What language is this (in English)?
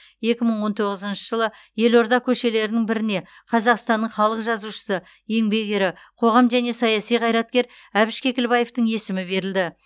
Kazakh